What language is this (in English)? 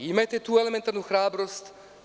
Serbian